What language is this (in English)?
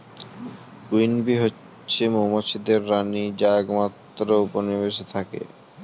Bangla